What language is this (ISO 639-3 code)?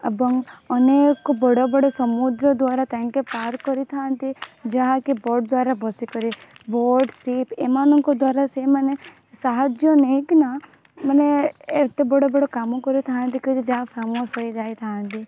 ori